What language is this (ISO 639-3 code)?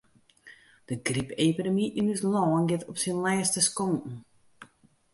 fry